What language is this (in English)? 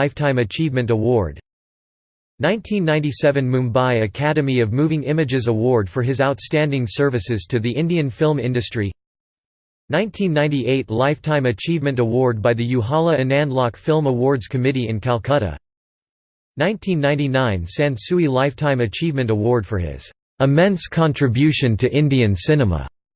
English